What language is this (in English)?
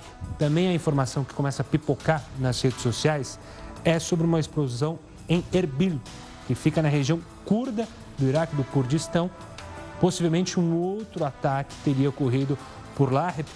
Portuguese